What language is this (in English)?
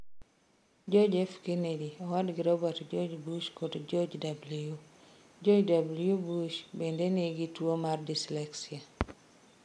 Luo (Kenya and Tanzania)